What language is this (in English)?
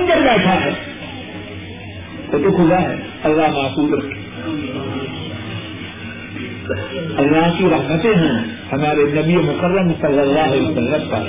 Urdu